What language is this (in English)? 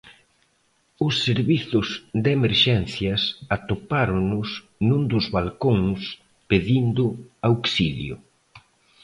Galician